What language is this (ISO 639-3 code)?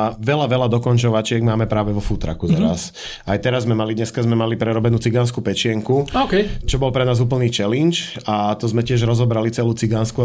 slk